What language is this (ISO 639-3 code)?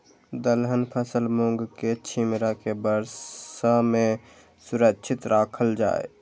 mai